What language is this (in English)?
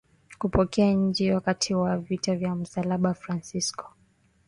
Swahili